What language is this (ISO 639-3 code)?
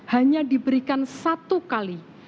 ind